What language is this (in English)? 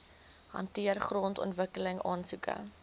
Afrikaans